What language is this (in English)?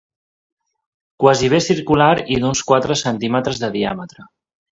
Catalan